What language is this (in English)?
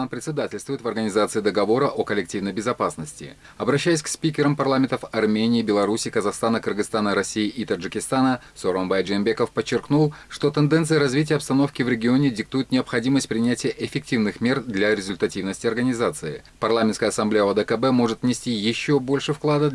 Russian